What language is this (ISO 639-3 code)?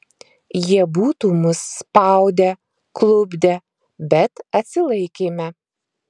lit